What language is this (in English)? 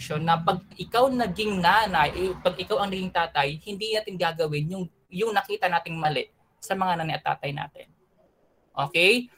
Filipino